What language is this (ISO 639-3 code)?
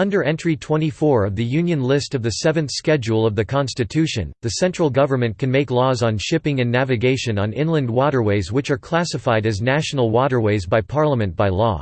eng